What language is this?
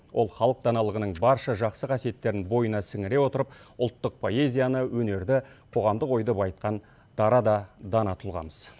Kazakh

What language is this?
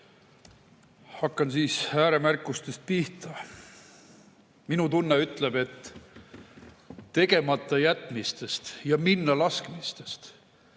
Estonian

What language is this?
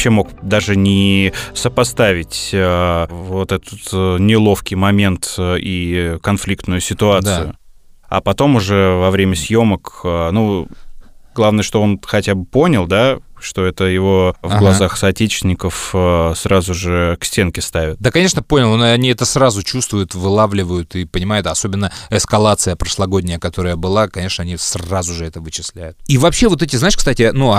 Russian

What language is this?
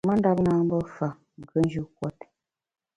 Bamun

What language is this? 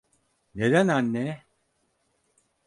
Turkish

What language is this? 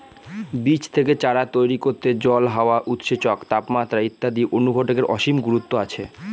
Bangla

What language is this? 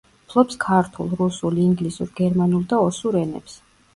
Georgian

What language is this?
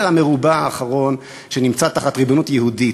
Hebrew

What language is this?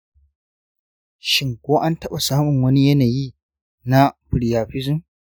Hausa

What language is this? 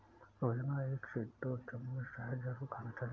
Hindi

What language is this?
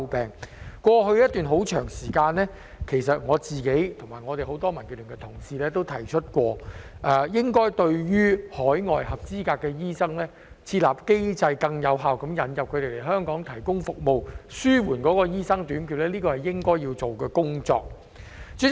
Cantonese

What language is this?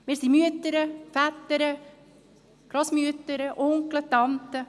Swiss German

